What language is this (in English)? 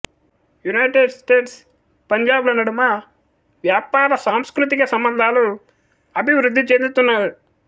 Telugu